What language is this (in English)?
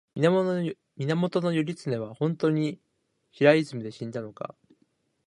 Japanese